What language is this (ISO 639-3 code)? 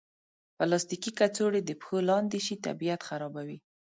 pus